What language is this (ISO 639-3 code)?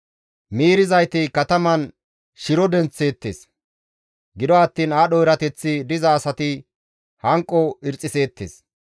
gmv